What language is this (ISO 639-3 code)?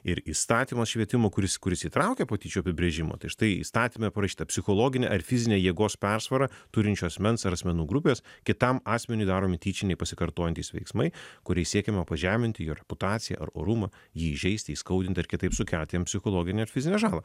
lit